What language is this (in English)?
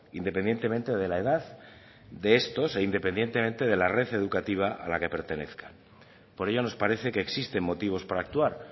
Spanish